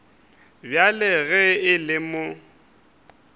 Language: Northern Sotho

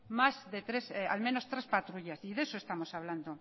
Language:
Spanish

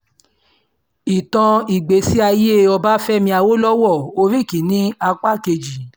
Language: Yoruba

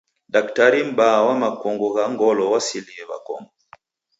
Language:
Taita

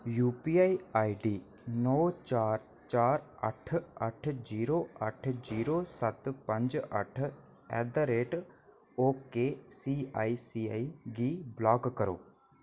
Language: Dogri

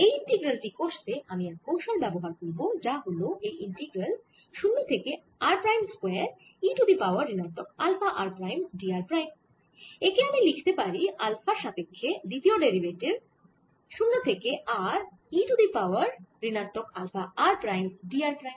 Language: Bangla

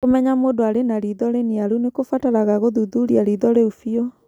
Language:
Kikuyu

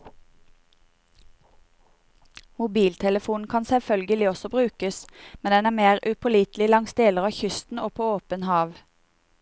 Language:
Norwegian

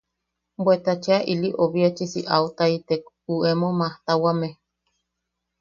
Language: Yaqui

